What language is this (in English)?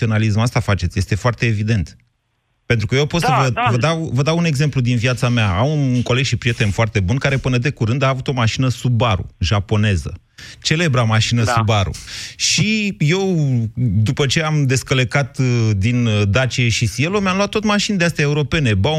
Romanian